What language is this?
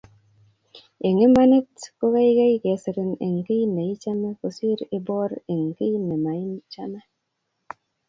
Kalenjin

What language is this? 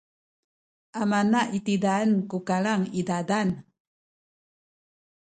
Sakizaya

